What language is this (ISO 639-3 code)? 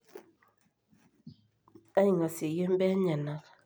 mas